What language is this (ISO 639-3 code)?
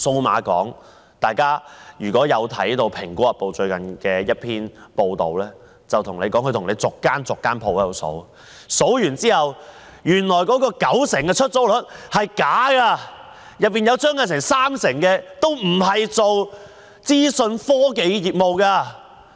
yue